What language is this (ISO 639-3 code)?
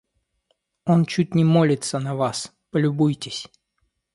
rus